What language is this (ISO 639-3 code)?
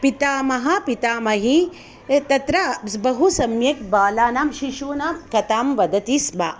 san